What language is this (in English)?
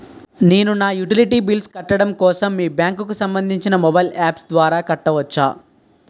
Telugu